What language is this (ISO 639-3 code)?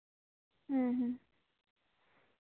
sat